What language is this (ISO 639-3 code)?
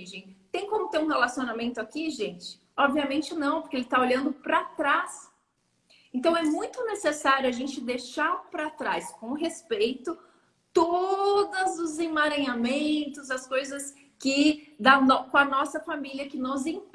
por